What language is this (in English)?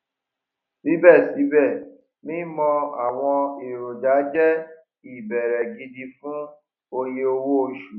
Yoruba